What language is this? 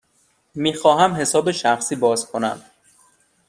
Persian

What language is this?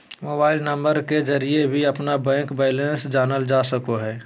Magahi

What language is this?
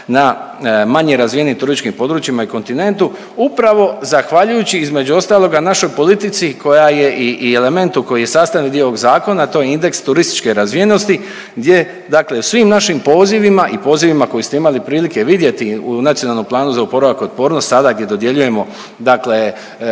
Croatian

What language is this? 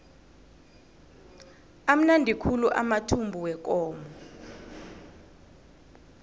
South Ndebele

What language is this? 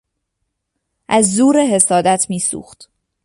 Persian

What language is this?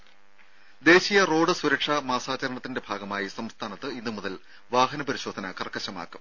Malayalam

